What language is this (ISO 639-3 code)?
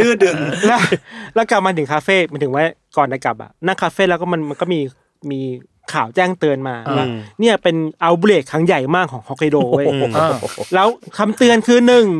tha